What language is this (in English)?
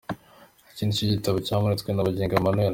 Kinyarwanda